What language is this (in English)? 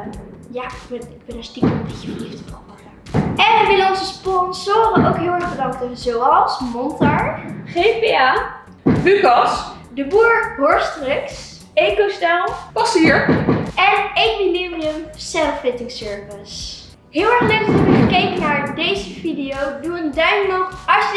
Dutch